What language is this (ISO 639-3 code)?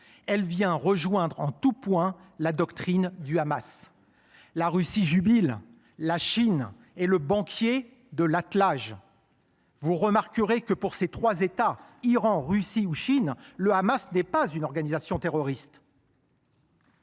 fra